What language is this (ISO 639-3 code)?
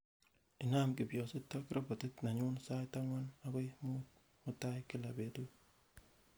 kln